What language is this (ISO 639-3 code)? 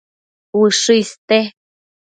mcf